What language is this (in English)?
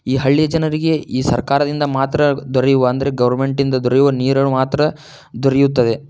Kannada